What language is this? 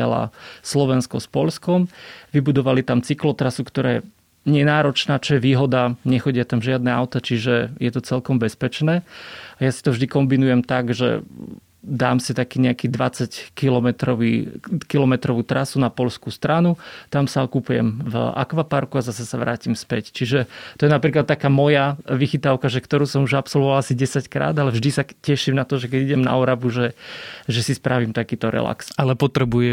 Slovak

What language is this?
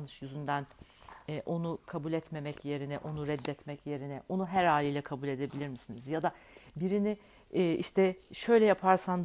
Turkish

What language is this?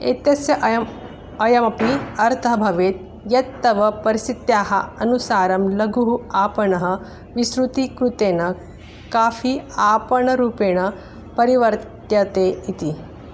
Sanskrit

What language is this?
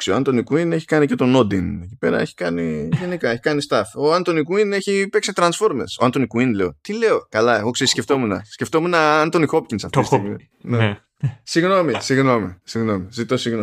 Greek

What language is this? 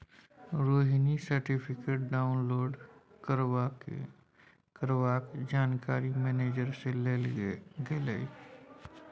Maithili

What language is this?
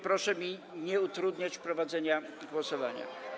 Polish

